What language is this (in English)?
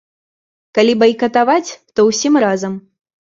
Belarusian